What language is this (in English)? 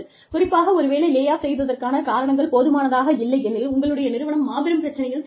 Tamil